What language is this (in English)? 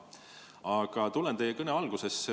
Estonian